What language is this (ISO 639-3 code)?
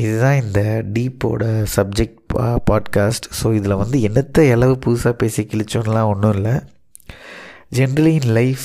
tam